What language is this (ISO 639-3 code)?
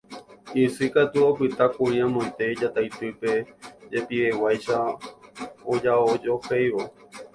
grn